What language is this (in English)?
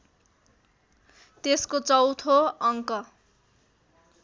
Nepali